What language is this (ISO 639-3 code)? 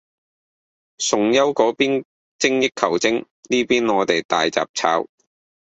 yue